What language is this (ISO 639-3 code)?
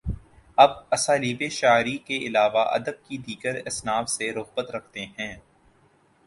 urd